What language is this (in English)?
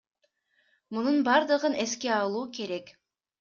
Kyrgyz